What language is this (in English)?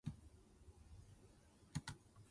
Min Nan Chinese